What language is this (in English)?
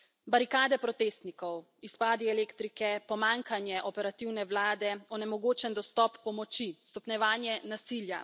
Slovenian